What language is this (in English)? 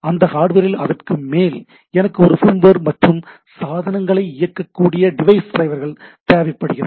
Tamil